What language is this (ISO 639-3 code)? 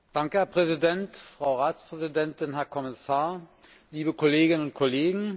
deu